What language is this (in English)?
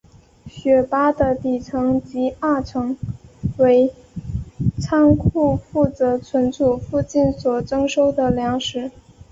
Chinese